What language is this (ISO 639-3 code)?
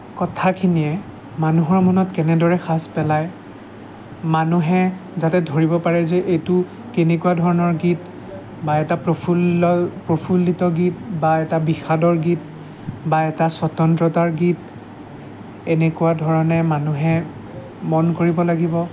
asm